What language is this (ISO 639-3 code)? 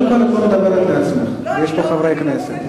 heb